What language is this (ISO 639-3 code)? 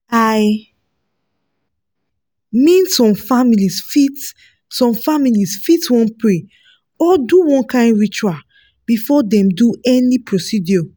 pcm